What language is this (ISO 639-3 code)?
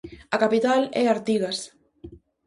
glg